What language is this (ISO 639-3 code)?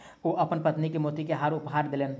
mai